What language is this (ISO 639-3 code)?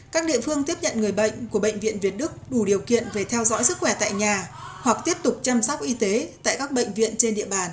vie